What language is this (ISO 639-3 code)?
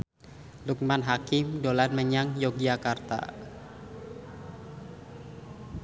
jav